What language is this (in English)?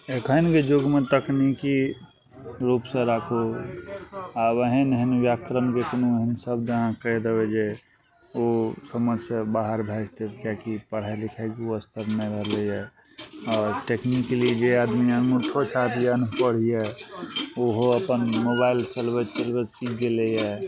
Maithili